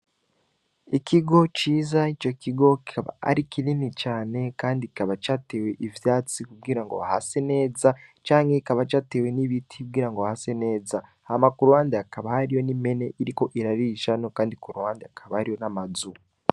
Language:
Rundi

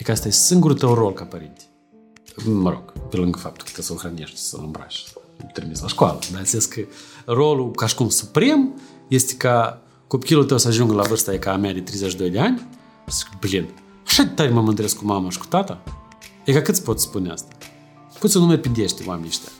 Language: Romanian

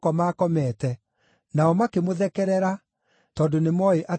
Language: Kikuyu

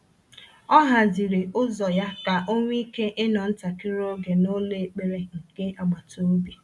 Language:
Igbo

